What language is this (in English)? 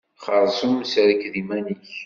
Kabyle